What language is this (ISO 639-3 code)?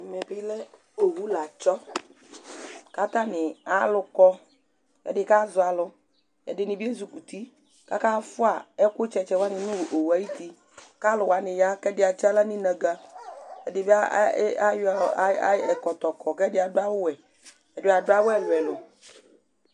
kpo